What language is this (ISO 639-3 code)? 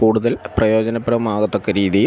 mal